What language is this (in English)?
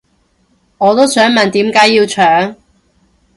Cantonese